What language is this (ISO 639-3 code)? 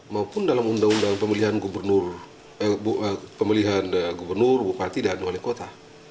ind